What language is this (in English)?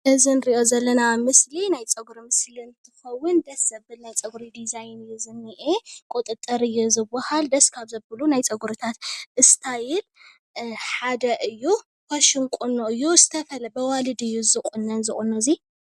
Tigrinya